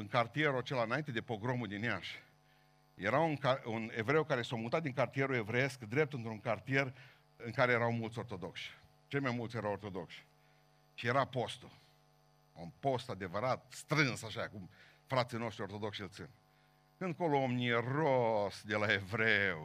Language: Romanian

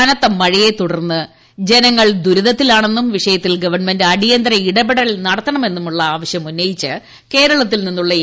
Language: Malayalam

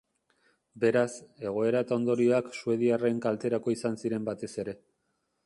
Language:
Basque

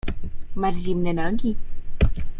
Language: Polish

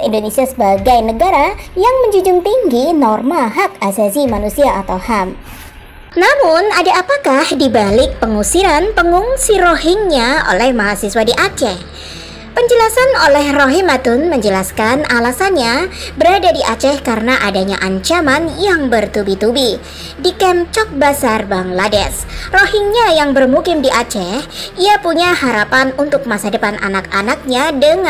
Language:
Indonesian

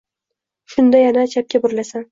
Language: Uzbek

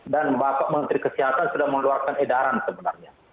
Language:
Indonesian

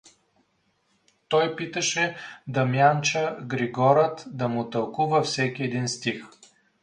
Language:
Bulgarian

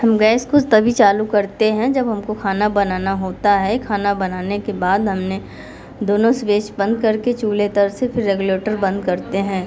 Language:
Hindi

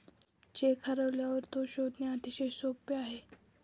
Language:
Marathi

